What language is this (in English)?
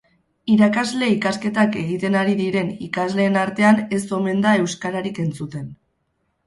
Basque